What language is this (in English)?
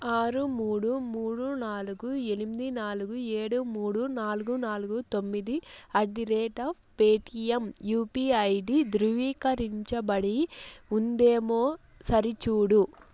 Telugu